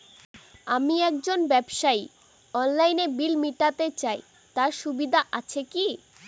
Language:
Bangla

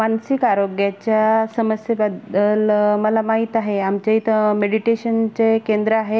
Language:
Marathi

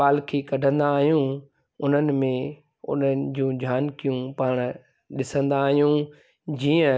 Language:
Sindhi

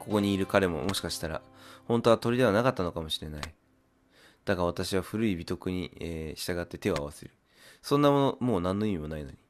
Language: Japanese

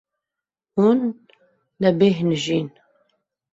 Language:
Kurdish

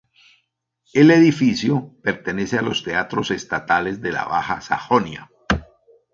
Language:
Spanish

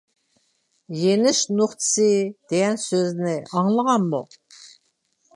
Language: Uyghur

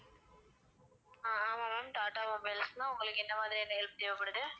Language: Tamil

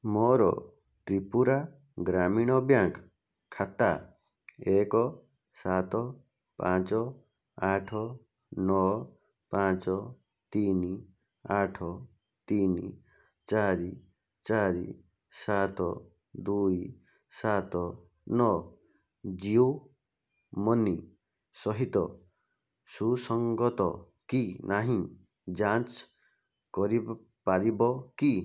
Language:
Odia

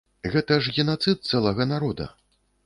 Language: Belarusian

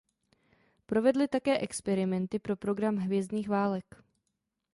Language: Czech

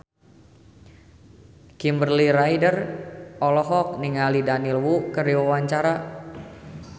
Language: Sundanese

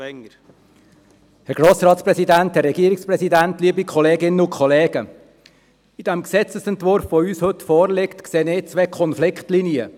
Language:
Swiss German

